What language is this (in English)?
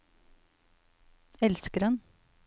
Norwegian